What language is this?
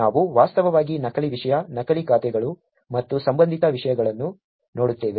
Kannada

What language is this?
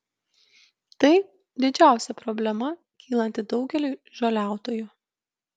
Lithuanian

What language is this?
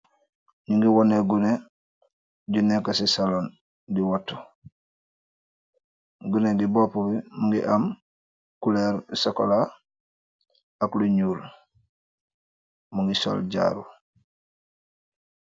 Wolof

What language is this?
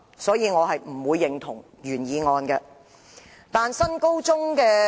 Cantonese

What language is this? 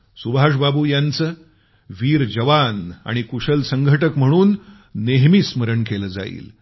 Marathi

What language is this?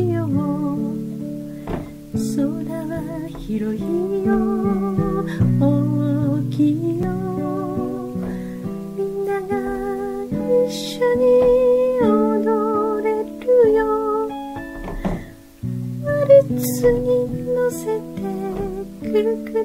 Korean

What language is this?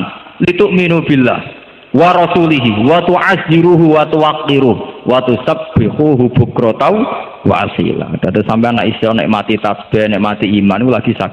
Indonesian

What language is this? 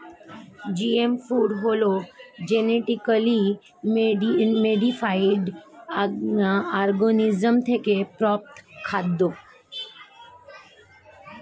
Bangla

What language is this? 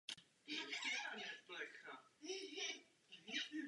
Czech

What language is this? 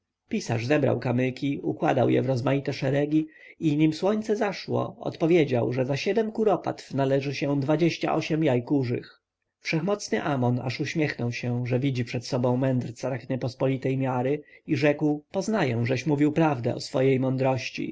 Polish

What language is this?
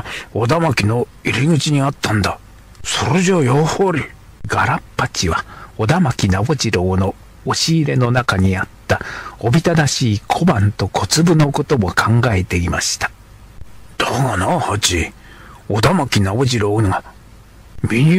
Japanese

